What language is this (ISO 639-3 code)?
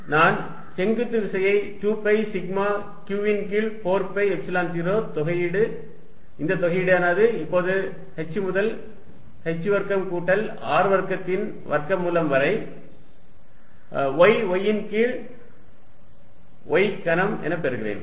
tam